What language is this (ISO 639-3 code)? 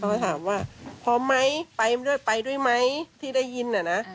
tha